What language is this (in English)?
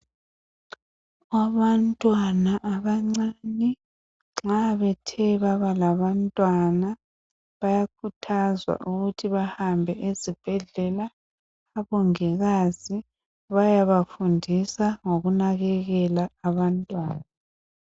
North Ndebele